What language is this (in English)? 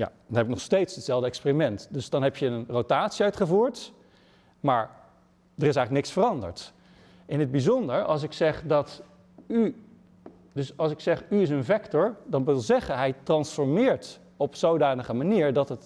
Dutch